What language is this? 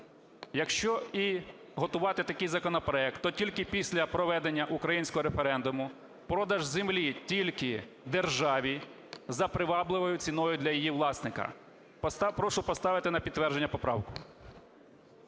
Ukrainian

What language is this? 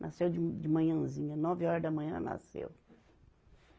Portuguese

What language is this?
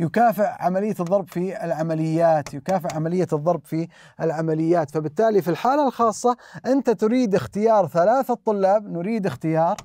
Arabic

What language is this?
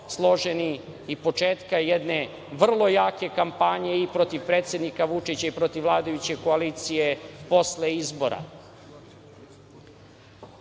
Serbian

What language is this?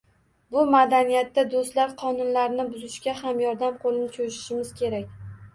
Uzbek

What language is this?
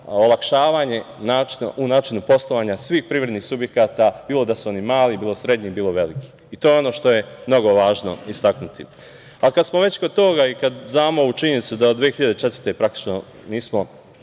Serbian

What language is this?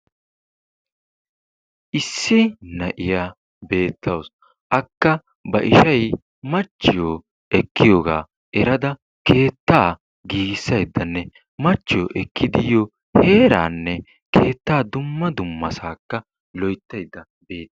Wolaytta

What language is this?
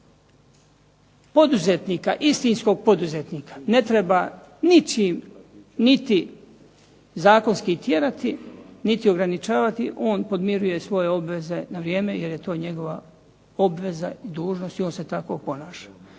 Croatian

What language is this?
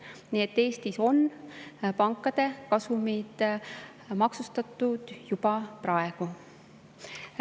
Estonian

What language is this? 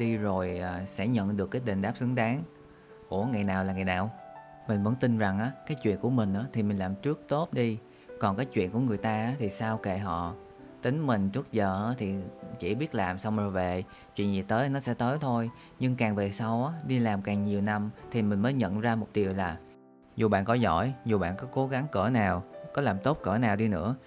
Vietnamese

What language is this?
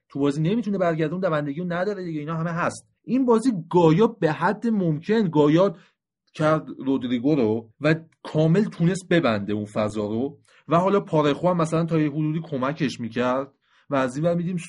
Persian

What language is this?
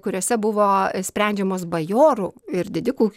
Lithuanian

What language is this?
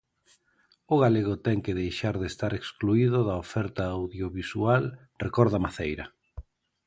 Galician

